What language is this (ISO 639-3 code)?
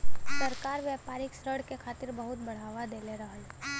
bho